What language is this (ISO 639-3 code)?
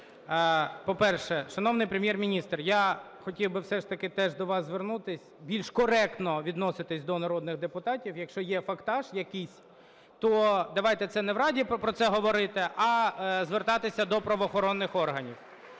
ukr